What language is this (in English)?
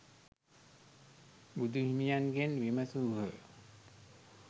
Sinhala